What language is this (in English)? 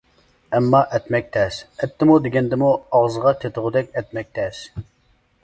Uyghur